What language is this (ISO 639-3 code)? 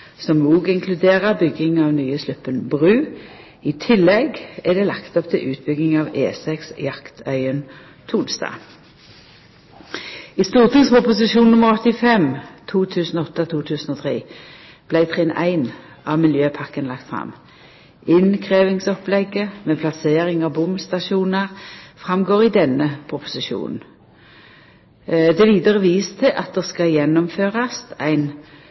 nno